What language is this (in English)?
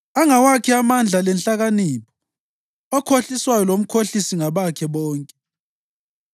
North Ndebele